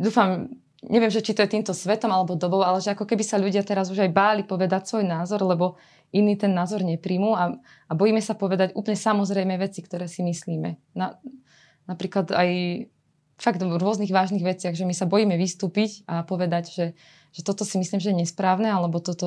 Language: Slovak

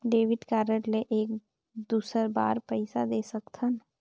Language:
Chhattisgarhi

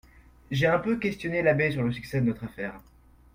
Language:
French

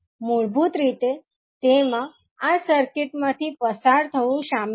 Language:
Gujarati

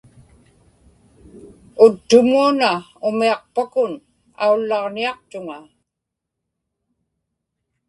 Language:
Inupiaq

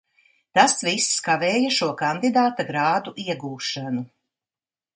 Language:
Latvian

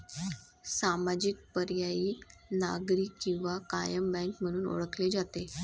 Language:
Marathi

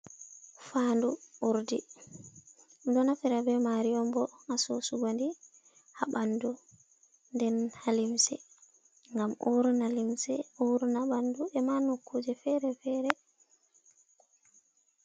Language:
Fula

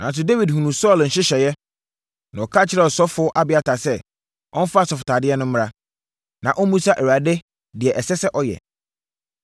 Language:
Akan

